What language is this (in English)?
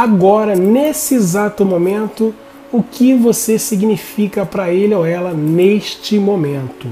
Portuguese